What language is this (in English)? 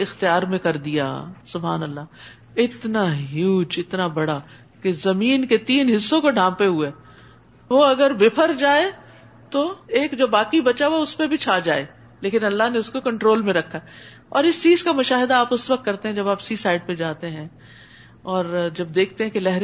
Urdu